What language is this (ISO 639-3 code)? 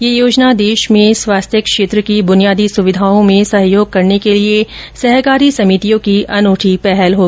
hin